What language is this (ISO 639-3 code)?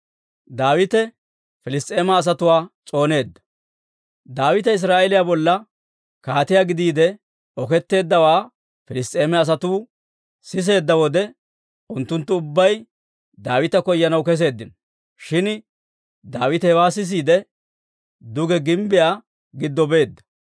dwr